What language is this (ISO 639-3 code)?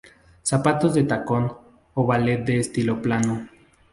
spa